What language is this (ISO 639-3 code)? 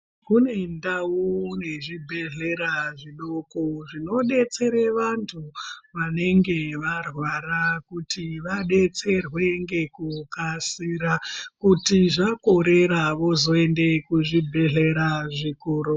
ndc